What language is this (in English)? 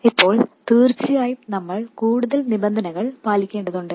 Malayalam